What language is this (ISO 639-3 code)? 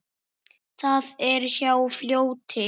isl